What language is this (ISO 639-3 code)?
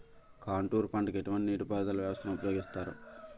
tel